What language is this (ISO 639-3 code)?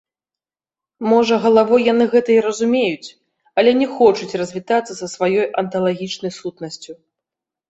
bel